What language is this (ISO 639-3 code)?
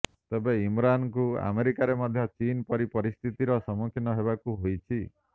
ori